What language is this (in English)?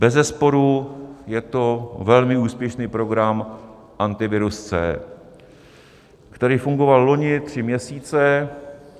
Czech